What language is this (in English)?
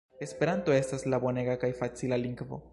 Esperanto